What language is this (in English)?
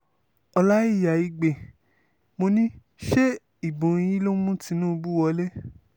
Yoruba